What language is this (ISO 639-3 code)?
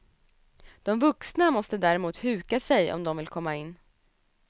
swe